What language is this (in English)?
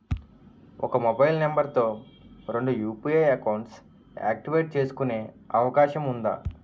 Telugu